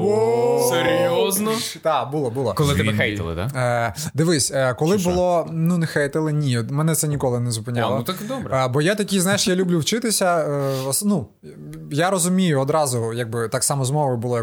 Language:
Ukrainian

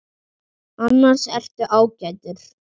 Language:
Icelandic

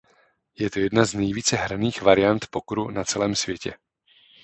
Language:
Czech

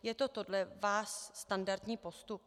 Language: Czech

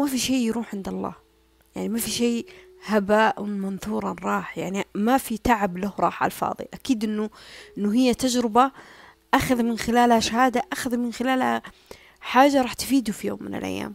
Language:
Arabic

